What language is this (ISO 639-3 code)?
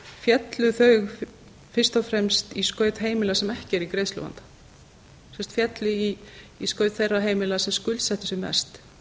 isl